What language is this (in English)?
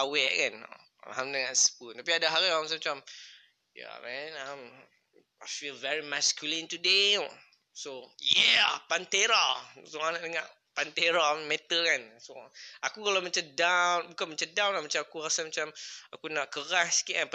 Malay